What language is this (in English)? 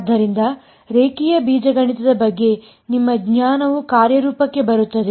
Kannada